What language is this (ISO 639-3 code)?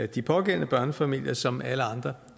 dan